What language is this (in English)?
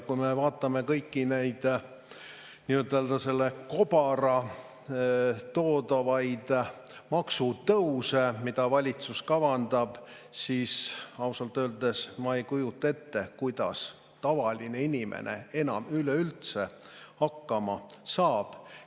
Estonian